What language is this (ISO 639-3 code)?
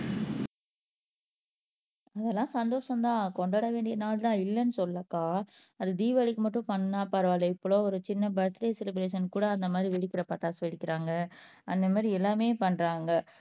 tam